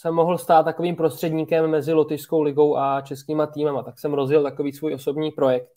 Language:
Czech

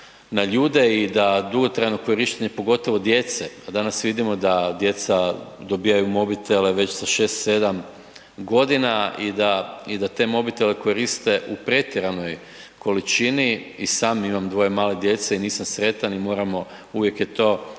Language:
Croatian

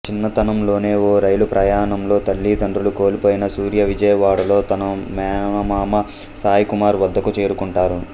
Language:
Telugu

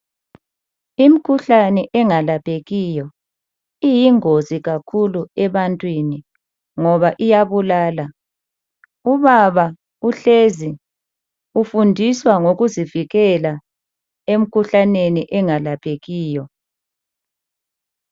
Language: North Ndebele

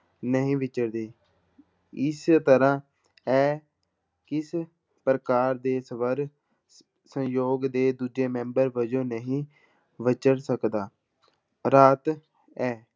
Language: Punjabi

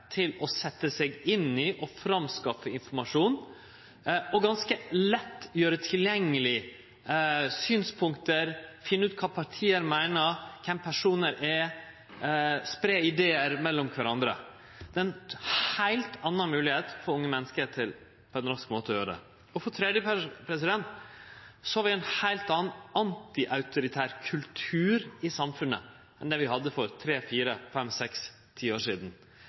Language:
Norwegian Nynorsk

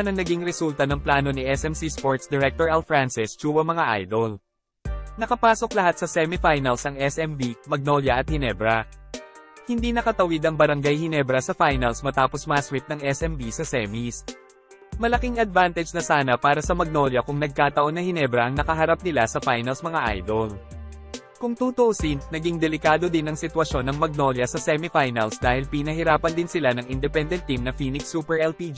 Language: Filipino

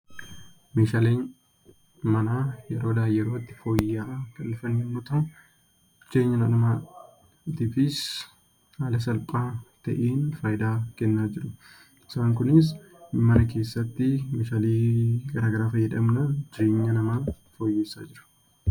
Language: Oromo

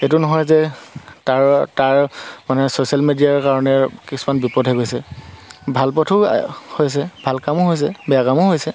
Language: Assamese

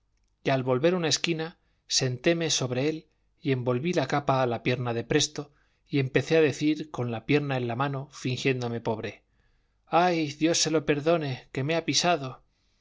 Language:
Spanish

